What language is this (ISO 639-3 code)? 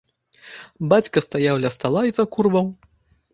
bel